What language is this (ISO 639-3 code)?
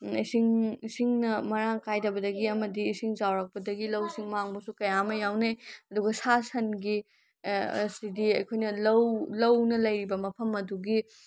mni